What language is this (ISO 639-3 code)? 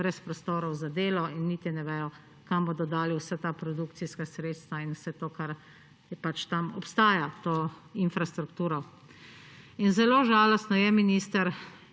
slv